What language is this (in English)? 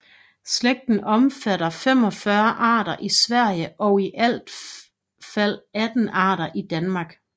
Danish